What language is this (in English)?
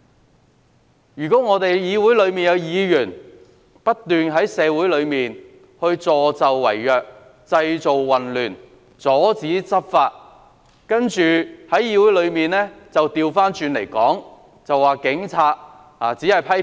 Cantonese